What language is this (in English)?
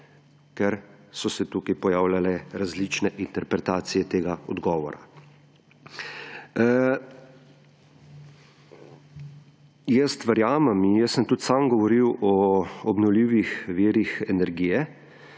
Slovenian